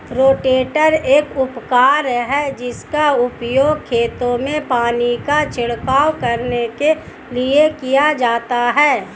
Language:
Hindi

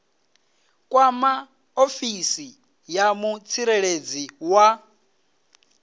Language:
Venda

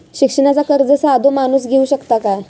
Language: Marathi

